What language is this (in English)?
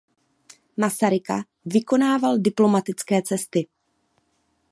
Czech